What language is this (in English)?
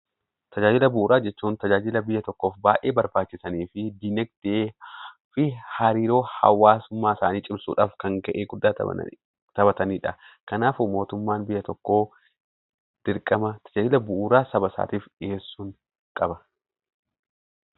Oromo